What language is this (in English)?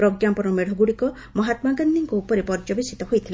Odia